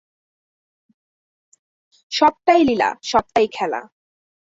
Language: Bangla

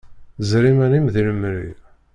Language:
Kabyle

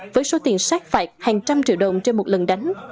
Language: Vietnamese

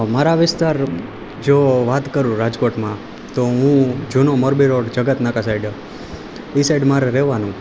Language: Gujarati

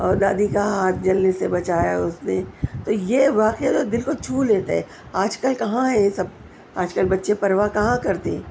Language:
Urdu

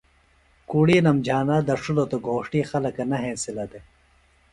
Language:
Phalura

